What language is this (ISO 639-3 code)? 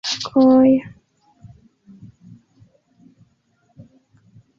epo